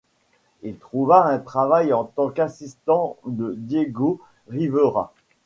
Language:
French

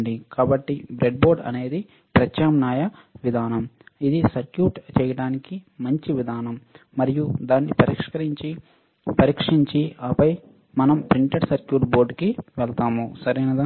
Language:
Telugu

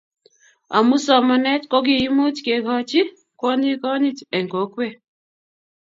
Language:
Kalenjin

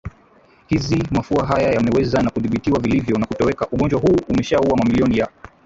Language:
Swahili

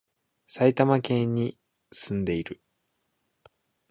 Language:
Japanese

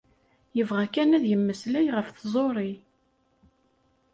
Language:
Kabyle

